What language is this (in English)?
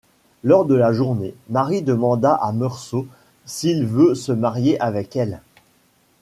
French